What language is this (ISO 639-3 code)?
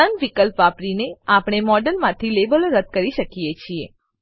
guj